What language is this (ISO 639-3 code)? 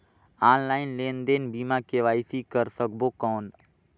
hne